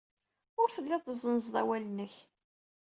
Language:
Kabyle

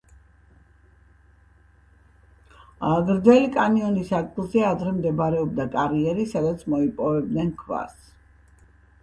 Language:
Georgian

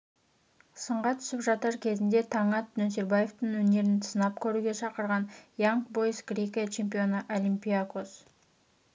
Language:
Kazakh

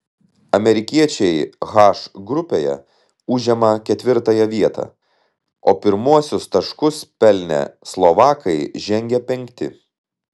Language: Lithuanian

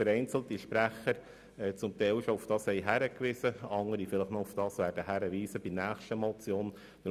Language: Swiss German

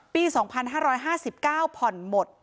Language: Thai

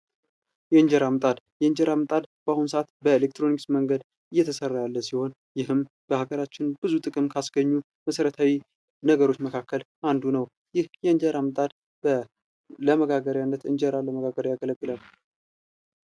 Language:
Amharic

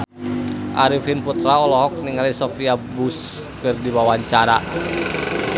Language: Sundanese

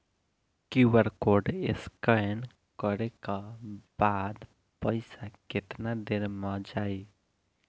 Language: Bhojpuri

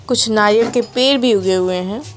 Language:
Hindi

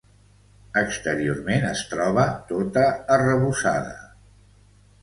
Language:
Catalan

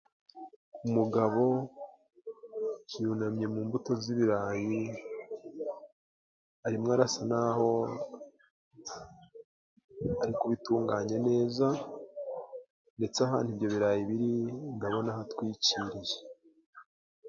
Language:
Kinyarwanda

